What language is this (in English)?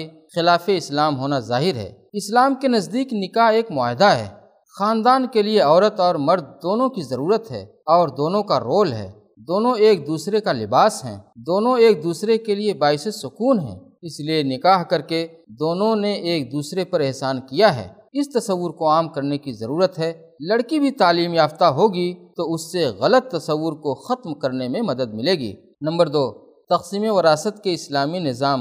Urdu